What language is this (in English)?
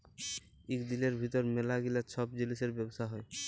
Bangla